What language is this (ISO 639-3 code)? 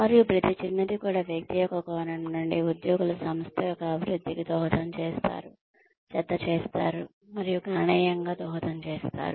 tel